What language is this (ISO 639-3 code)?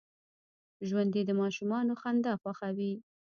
pus